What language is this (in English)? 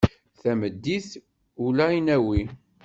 Kabyle